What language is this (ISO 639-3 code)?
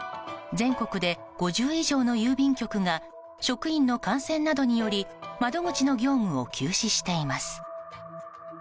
jpn